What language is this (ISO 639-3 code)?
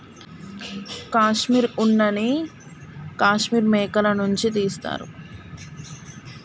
tel